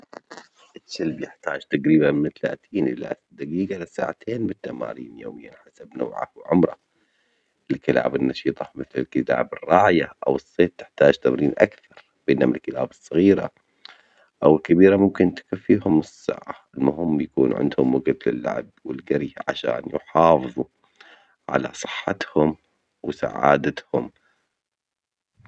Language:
Omani Arabic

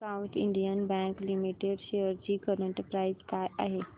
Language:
Marathi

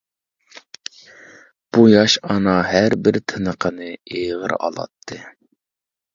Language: Uyghur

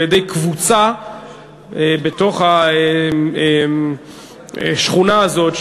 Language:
Hebrew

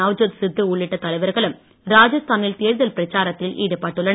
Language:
Tamil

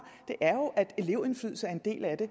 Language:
Danish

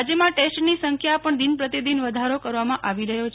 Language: Gujarati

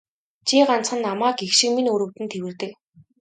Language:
Mongolian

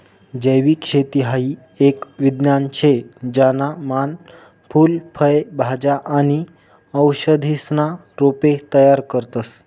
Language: Marathi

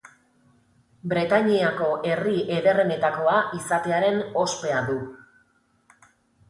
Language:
Basque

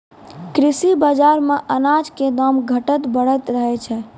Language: Maithili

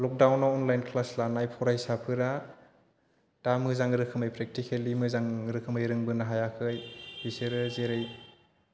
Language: Bodo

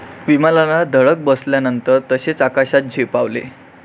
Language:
Marathi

